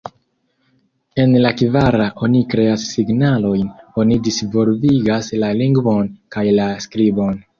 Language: Esperanto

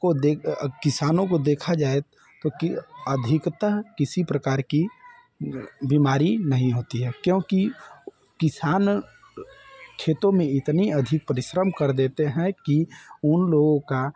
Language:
Hindi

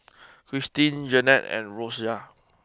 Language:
English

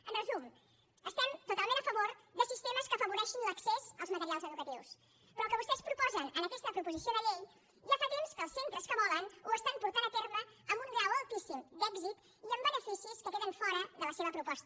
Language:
Catalan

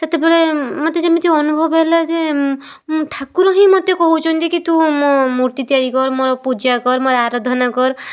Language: Odia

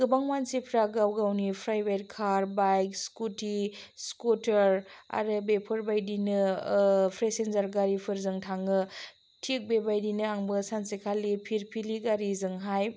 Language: Bodo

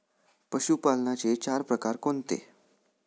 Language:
Marathi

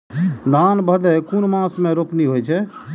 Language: Maithili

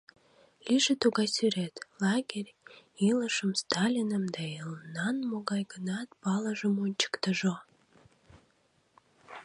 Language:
Mari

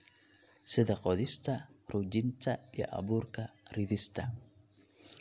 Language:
Somali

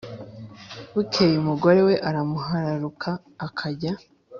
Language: Kinyarwanda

